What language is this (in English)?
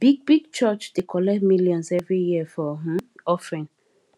Nigerian Pidgin